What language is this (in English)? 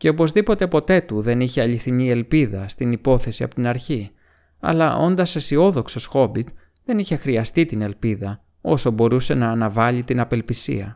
Greek